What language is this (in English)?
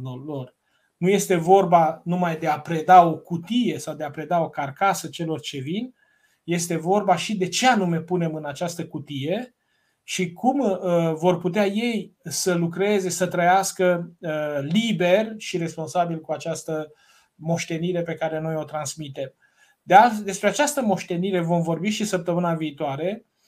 Romanian